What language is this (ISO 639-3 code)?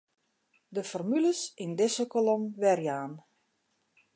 fry